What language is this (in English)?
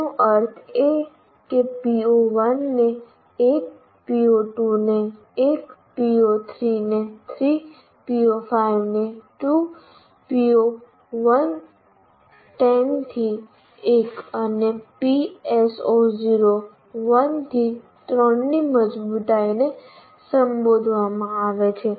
Gujarati